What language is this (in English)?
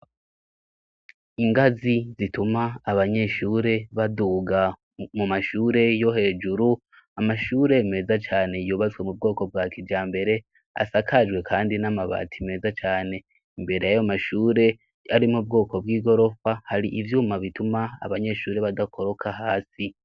Rundi